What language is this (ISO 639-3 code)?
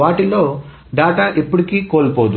tel